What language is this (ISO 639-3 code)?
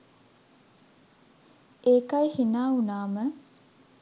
sin